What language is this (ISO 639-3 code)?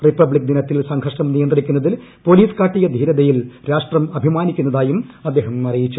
mal